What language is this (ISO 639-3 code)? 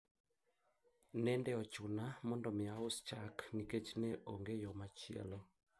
luo